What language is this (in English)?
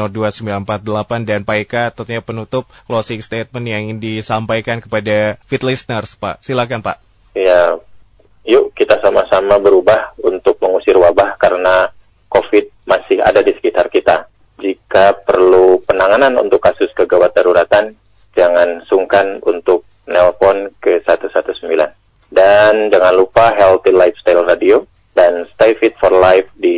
Indonesian